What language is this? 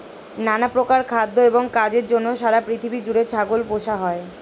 Bangla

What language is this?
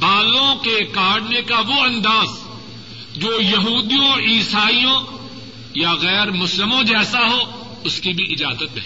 Urdu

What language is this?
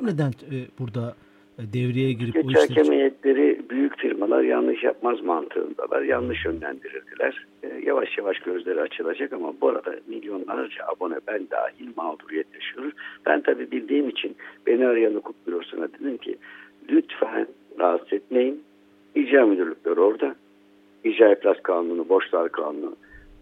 Turkish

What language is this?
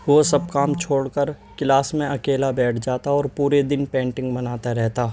Urdu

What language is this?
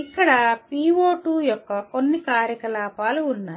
Telugu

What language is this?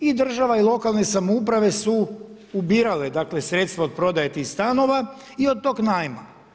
Croatian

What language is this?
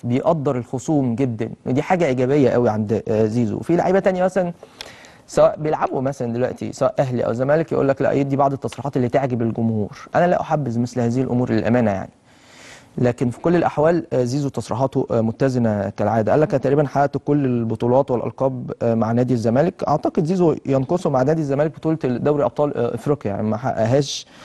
Arabic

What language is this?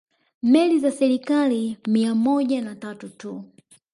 Swahili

